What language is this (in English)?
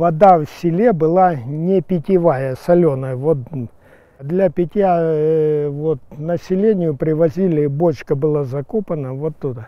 Russian